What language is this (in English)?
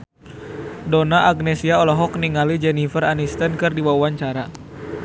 Sundanese